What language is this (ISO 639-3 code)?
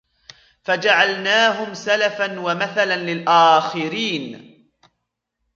ara